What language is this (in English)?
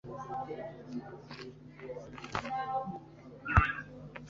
Kinyarwanda